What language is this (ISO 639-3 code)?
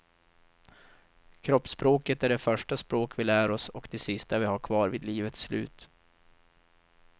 swe